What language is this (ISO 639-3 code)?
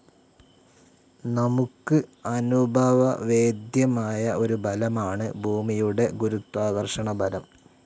mal